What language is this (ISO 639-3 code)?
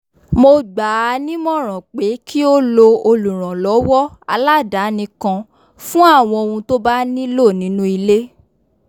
yor